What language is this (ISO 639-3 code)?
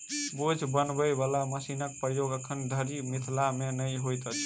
mai